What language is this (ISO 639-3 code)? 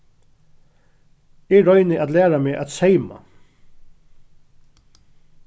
fao